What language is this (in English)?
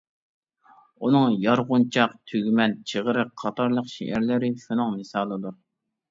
Uyghur